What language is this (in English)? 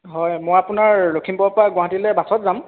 Assamese